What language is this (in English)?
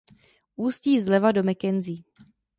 Czech